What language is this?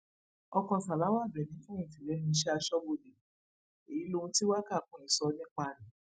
Yoruba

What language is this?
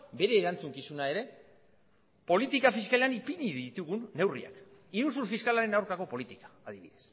Basque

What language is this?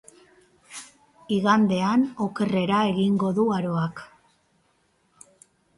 Basque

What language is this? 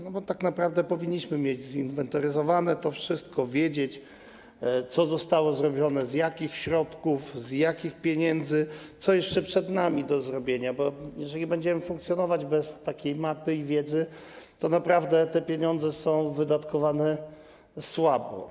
Polish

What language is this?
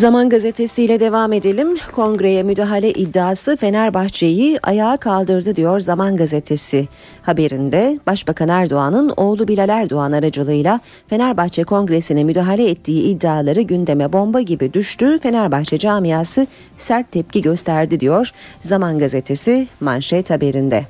Turkish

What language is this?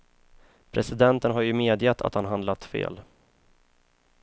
Swedish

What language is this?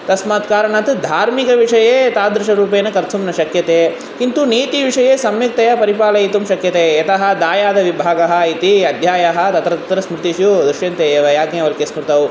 Sanskrit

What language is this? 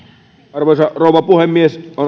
Finnish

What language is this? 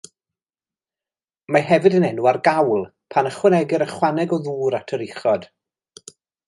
Welsh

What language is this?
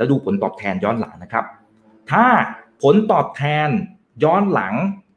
Thai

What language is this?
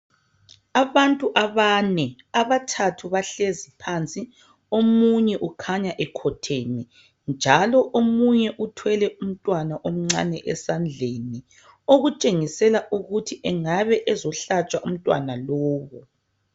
North Ndebele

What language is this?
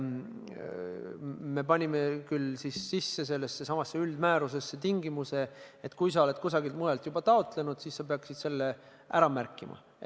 Estonian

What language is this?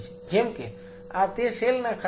Gujarati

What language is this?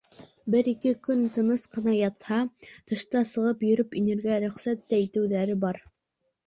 Bashkir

